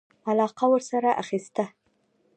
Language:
Pashto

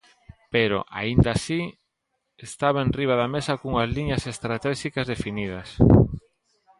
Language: Galician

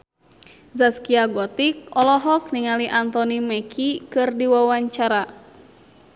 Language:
Sundanese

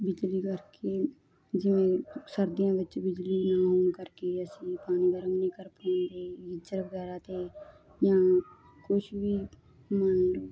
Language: Punjabi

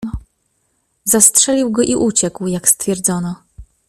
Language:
Polish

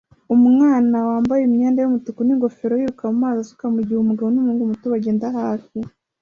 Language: Kinyarwanda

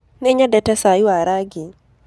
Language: Kikuyu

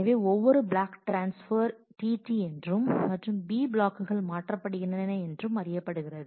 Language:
Tamil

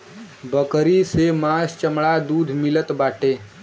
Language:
Bhojpuri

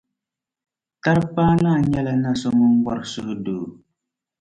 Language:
Dagbani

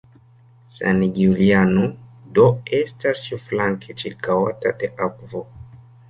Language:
Esperanto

